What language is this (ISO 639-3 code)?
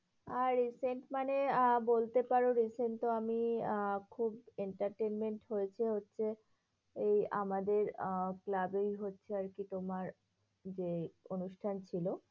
ben